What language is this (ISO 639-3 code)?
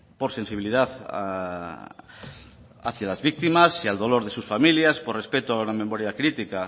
spa